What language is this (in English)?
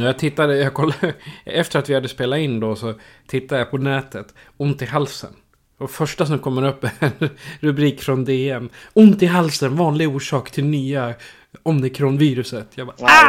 Swedish